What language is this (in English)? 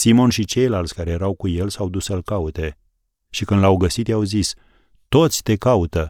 Romanian